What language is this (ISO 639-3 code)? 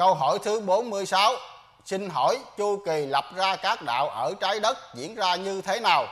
vie